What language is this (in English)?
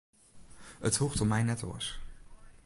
Western Frisian